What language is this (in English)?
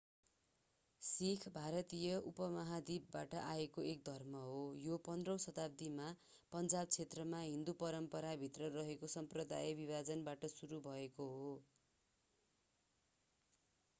Nepali